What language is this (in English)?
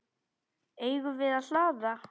Icelandic